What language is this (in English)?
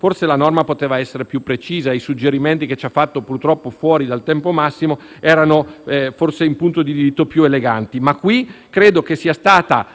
Italian